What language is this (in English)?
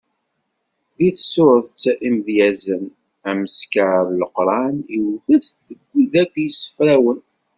Kabyle